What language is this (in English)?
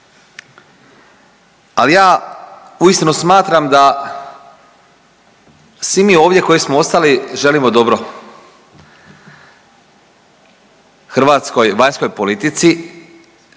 Croatian